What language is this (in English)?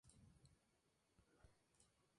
Spanish